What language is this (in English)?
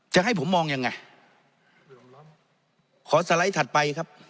Thai